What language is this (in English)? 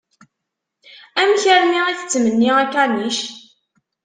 Kabyle